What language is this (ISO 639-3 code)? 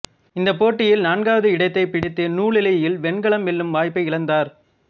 tam